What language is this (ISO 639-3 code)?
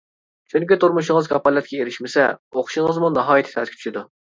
uig